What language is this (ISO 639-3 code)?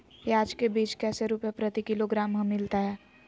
mag